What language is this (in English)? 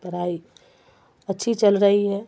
Urdu